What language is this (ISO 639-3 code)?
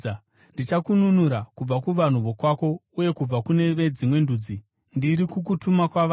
sna